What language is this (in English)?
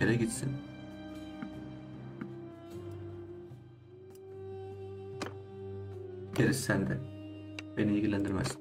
Turkish